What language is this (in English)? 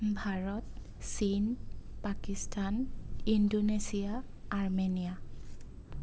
Assamese